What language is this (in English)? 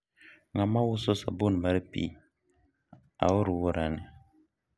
Luo (Kenya and Tanzania)